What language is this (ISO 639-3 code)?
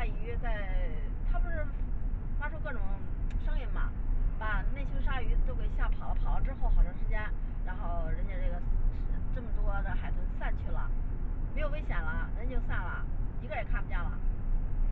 zho